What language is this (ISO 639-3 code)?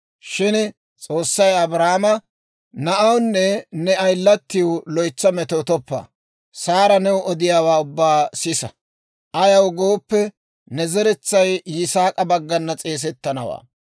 dwr